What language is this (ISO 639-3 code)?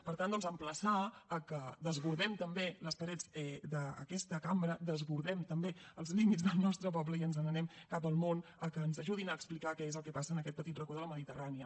cat